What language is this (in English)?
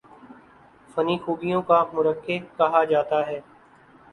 Urdu